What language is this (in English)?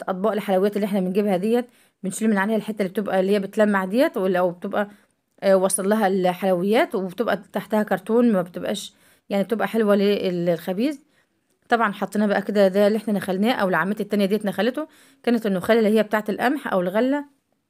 Arabic